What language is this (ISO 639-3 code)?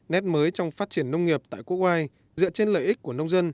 vie